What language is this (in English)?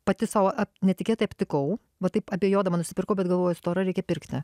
Lithuanian